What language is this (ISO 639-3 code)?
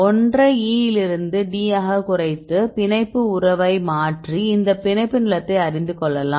tam